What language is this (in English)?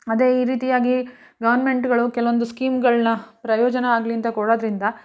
Kannada